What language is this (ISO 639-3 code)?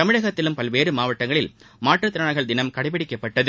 tam